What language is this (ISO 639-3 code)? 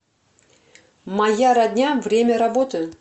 rus